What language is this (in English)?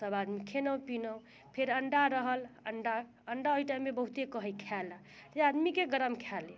Maithili